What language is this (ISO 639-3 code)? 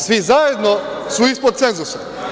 srp